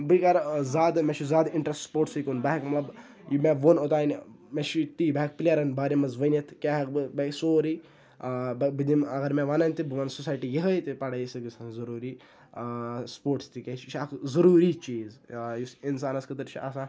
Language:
Kashmiri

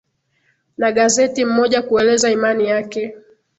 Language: Swahili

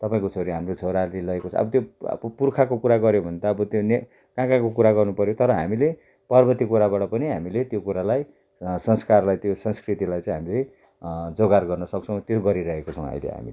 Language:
Nepali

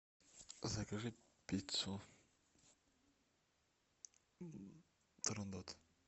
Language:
Russian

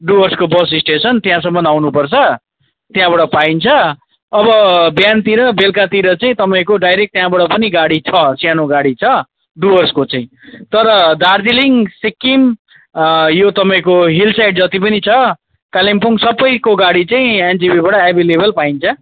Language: Nepali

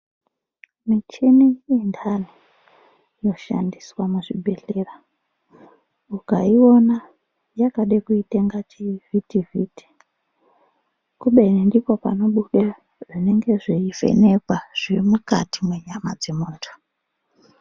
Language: Ndau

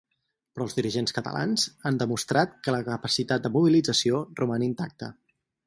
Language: Catalan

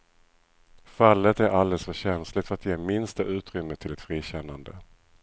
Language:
Swedish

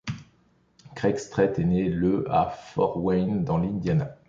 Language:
French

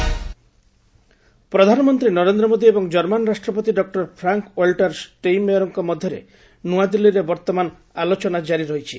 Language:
Odia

